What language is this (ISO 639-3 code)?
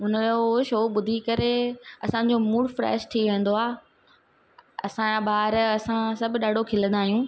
snd